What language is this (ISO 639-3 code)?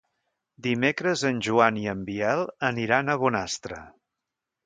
cat